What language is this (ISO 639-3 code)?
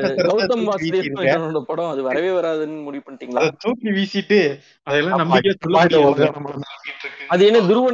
tam